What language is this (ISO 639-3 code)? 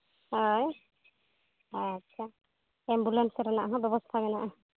sat